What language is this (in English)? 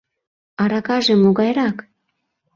Mari